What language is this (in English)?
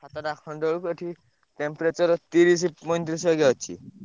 Odia